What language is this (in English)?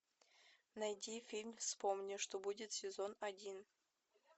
Russian